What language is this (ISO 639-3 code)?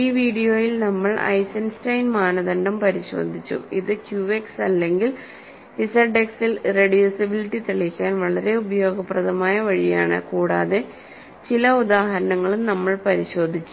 mal